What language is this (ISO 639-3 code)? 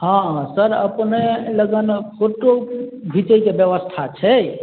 mai